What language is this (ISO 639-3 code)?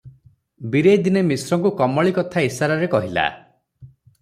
ori